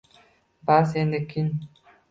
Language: Uzbek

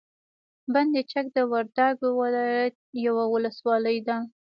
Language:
Pashto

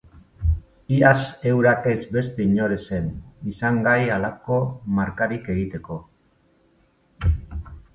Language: Basque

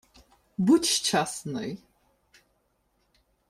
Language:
Ukrainian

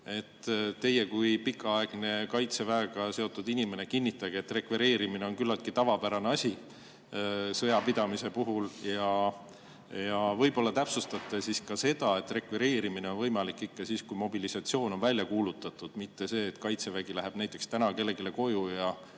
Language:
Estonian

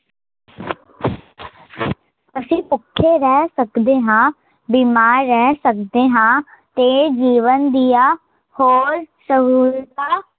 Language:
Punjabi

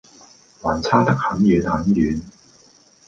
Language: Cantonese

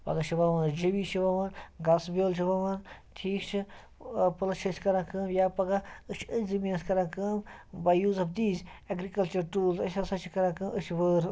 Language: Kashmiri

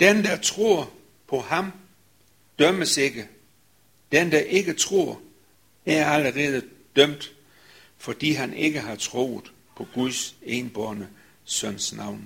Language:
Danish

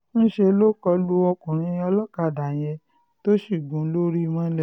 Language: Yoruba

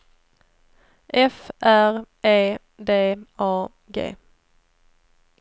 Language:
Swedish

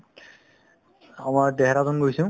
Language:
Assamese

